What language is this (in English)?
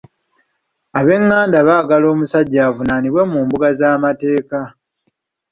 Ganda